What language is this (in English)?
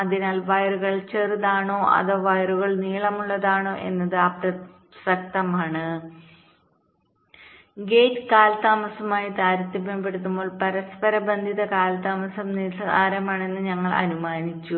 Malayalam